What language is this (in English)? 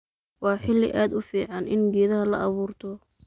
Somali